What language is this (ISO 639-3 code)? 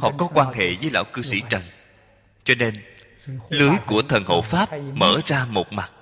vie